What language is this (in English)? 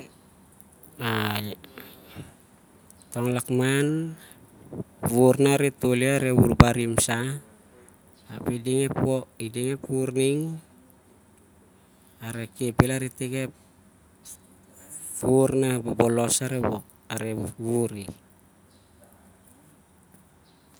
Siar-Lak